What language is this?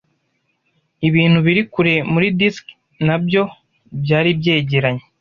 Kinyarwanda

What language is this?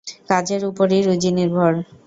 Bangla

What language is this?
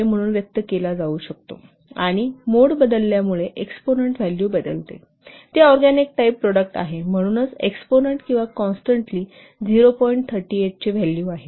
Marathi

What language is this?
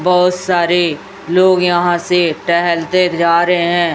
Hindi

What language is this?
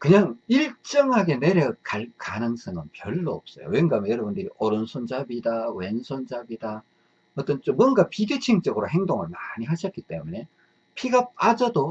Korean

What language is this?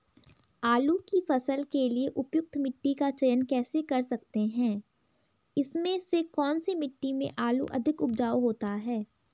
Hindi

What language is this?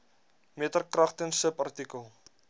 Afrikaans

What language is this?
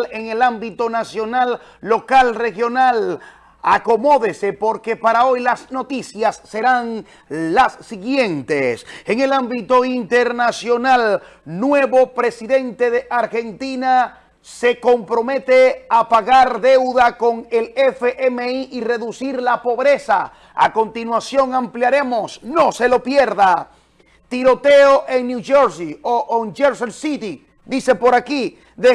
Spanish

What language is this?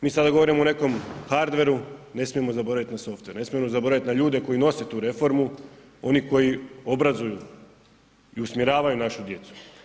Croatian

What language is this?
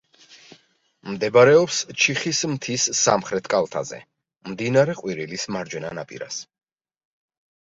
Georgian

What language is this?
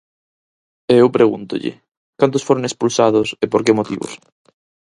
Galician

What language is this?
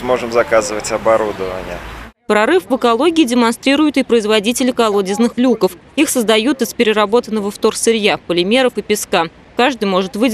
Russian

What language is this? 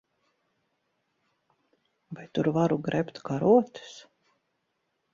Latvian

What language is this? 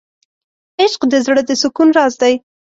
Pashto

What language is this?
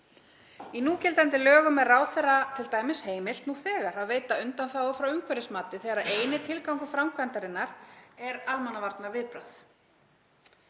Icelandic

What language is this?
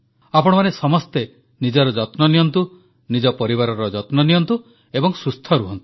Odia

